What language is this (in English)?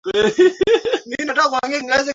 Swahili